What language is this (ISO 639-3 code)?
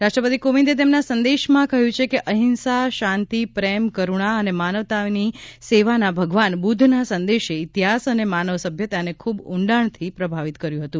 guj